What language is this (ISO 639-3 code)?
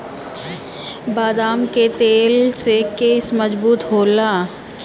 bho